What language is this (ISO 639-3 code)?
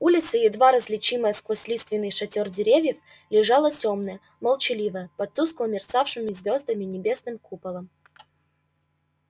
rus